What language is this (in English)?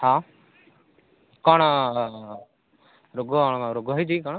Odia